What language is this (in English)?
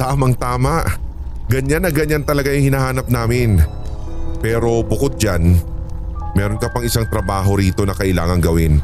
Filipino